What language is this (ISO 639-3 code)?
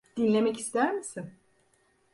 tur